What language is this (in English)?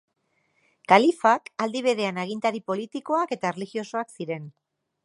Basque